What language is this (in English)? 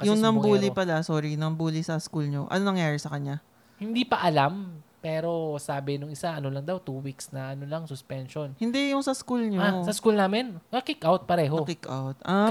Filipino